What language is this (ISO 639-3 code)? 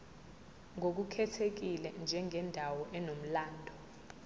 zul